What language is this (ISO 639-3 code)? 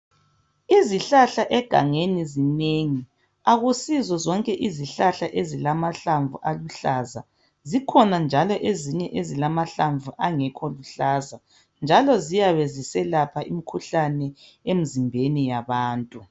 nde